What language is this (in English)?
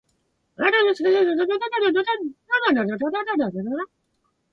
Japanese